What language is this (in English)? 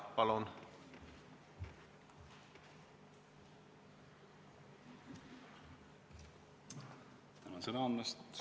Estonian